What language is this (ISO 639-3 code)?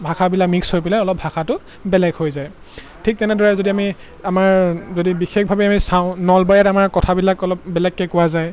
asm